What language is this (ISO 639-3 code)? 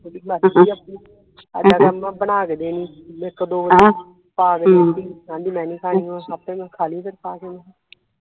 pan